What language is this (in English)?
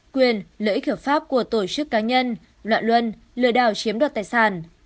Vietnamese